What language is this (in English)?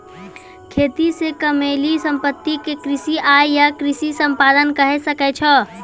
Maithili